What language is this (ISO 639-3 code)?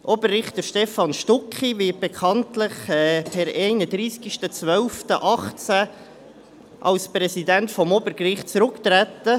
gsw